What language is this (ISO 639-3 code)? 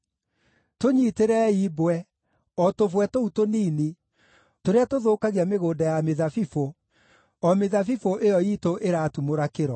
kik